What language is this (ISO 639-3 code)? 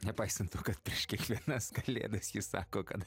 lit